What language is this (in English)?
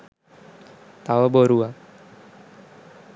Sinhala